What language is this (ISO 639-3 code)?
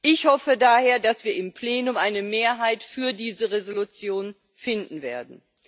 deu